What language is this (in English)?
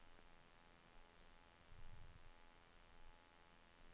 Norwegian